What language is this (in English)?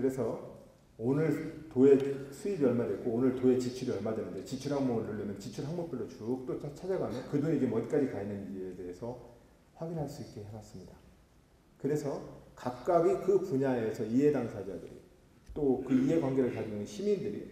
Korean